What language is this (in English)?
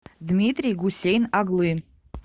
Russian